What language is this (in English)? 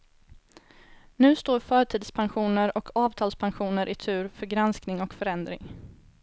Swedish